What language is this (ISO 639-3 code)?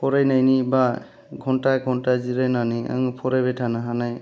brx